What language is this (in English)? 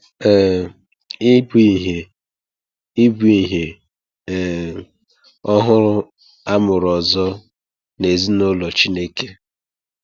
Igbo